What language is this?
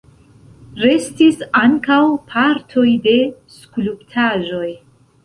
Esperanto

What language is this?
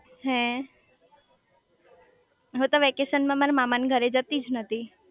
Gujarati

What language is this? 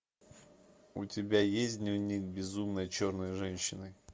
Russian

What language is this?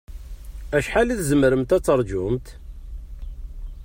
Kabyle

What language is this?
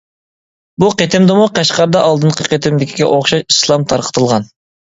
Uyghur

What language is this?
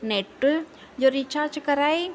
Sindhi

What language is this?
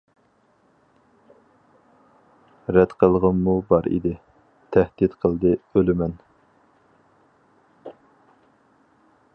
Uyghur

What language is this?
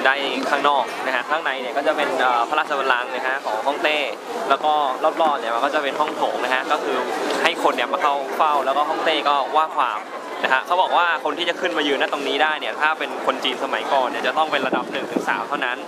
Thai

